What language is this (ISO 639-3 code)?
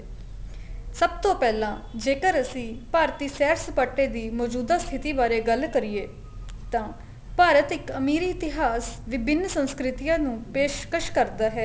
pan